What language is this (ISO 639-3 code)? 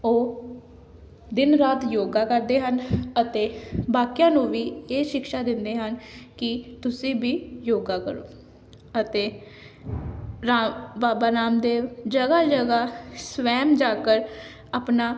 pan